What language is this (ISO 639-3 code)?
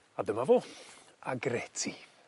cym